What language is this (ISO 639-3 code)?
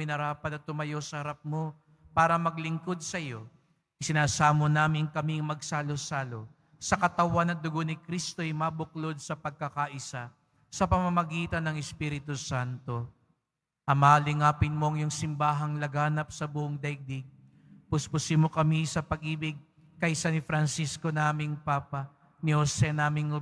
fil